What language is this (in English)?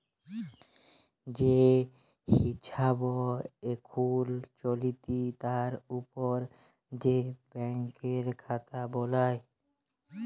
Bangla